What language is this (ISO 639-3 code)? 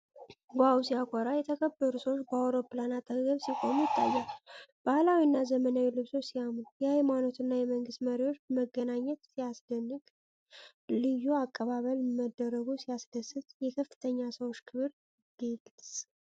amh